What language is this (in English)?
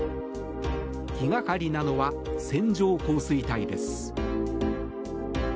Japanese